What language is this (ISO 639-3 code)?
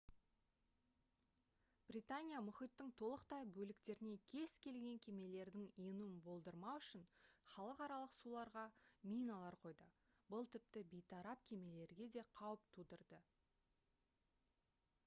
kaz